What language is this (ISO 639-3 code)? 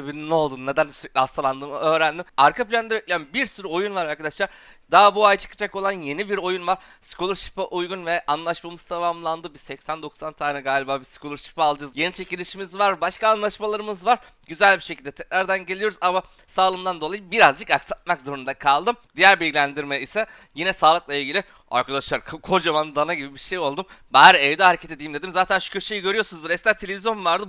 tur